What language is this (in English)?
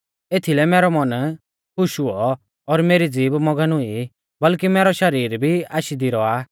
Mahasu Pahari